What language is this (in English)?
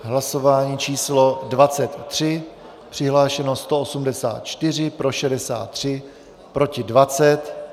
Czech